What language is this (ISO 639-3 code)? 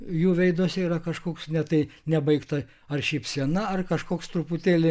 lit